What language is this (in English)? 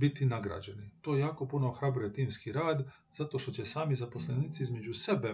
Croatian